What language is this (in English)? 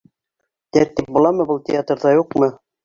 Bashkir